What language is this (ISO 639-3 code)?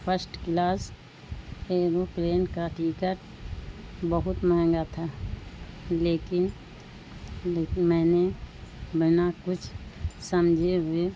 urd